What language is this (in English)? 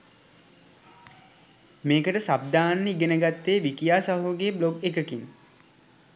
Sinhala